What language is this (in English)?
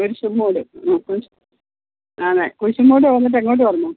Malayalam